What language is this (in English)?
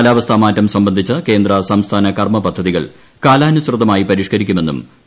Malayalam